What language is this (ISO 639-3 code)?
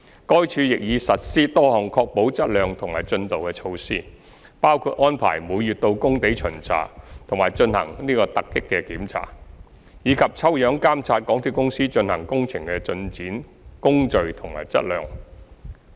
yue